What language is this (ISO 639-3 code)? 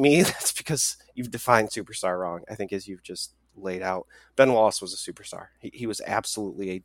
eng